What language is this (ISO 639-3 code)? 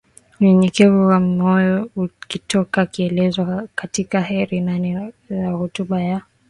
swa